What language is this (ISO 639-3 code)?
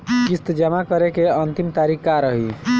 bho